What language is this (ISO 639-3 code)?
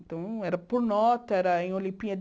por